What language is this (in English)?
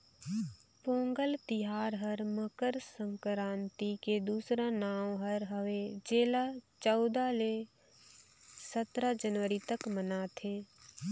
Chhattisgarhi